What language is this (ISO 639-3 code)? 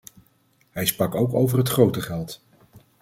nld